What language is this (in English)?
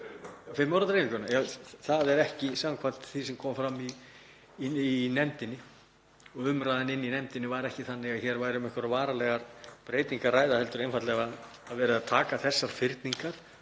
Icelandic